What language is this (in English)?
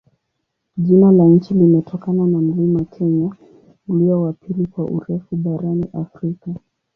Swahili